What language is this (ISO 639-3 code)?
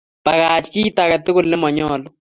kln